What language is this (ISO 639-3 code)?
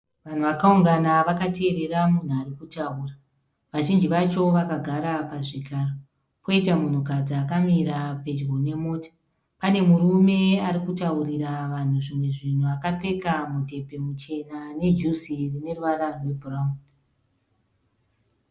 sna